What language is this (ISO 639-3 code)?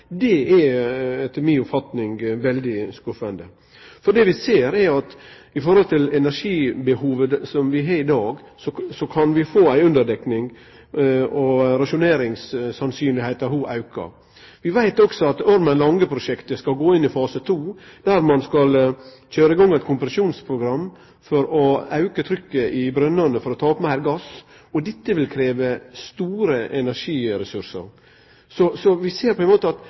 nno